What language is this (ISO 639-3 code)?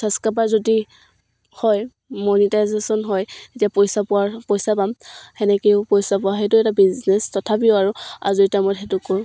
asm